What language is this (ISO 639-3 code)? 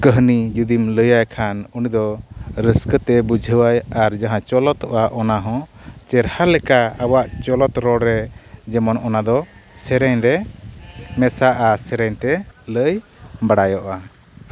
sat